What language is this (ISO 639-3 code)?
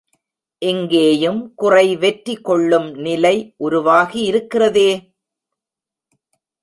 tam